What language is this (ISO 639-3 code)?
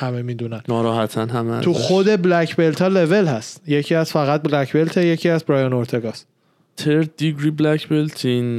fas